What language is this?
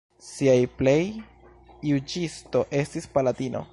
Esperanto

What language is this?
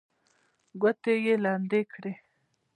Pashto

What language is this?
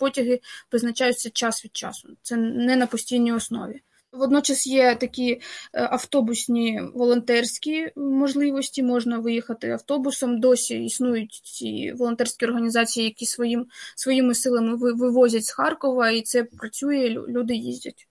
Ukrainian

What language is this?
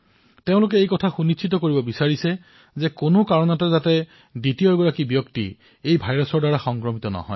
Assamese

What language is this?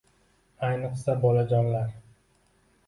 Uzbek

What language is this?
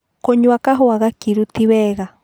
Kikuyu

